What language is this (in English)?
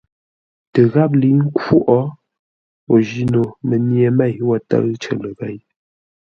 Ngombale